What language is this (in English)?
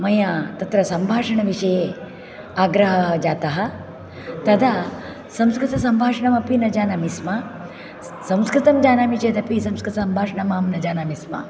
Sanskrit